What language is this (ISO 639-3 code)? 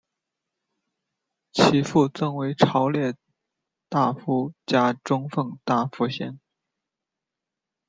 zho